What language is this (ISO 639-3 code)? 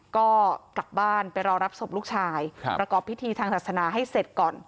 tha